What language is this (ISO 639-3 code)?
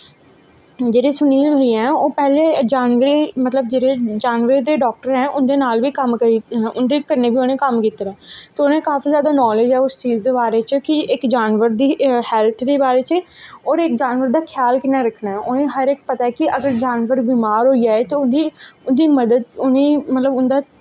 doi